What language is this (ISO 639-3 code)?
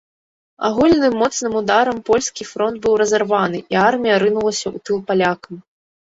bel